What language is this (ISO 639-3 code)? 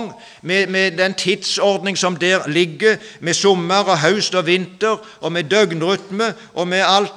nor